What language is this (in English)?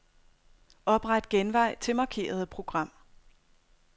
Danish